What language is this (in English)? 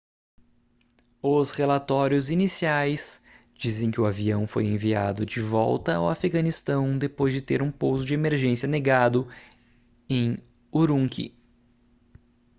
Portuguese